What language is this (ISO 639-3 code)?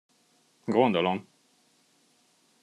hun